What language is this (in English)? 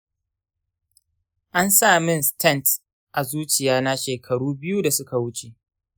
Hausa